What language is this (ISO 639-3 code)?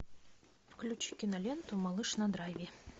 rus